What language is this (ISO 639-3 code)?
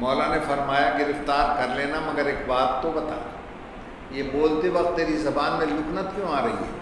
hin